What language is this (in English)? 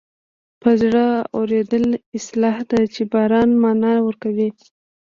Pashto